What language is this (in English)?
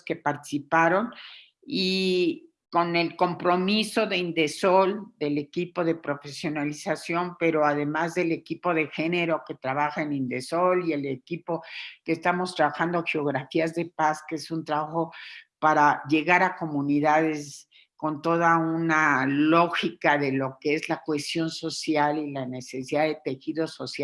Spanish